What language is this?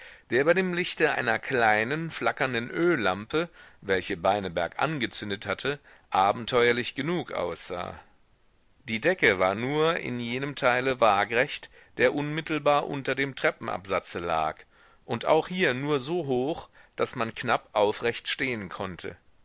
German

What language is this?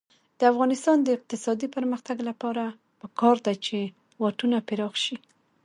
Pashto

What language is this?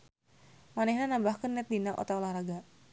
Sundanese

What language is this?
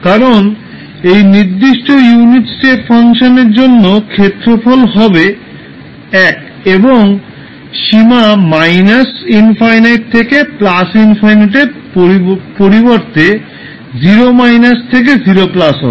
Bangla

